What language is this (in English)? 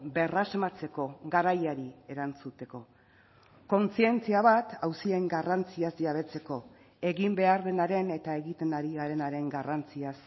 Basque